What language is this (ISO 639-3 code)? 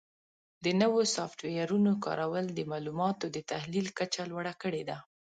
pus